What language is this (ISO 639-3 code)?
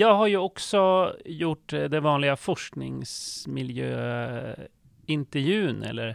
swe